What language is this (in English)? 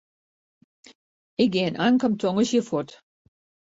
Western Frisian